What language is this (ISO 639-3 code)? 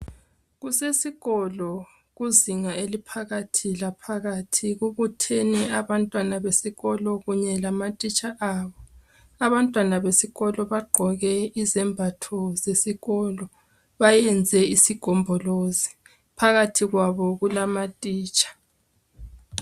nde